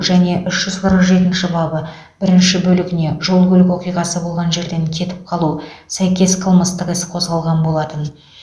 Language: Kazakh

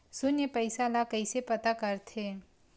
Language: Chhattisgarhi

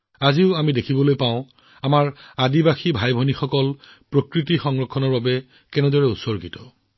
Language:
Assamese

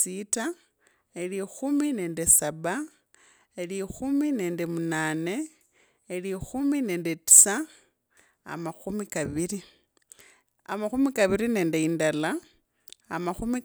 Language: Kabras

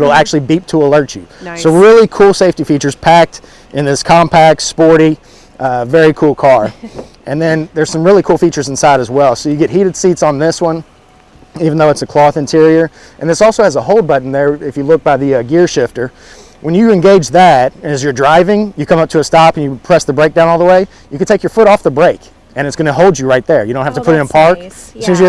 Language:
English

